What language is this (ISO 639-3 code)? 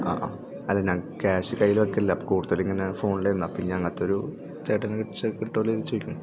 mal